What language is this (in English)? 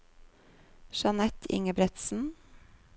Norwegian